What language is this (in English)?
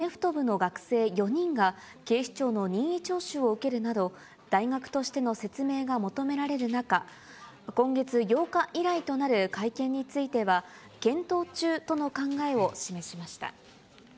Japanese